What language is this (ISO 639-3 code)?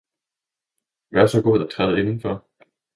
dan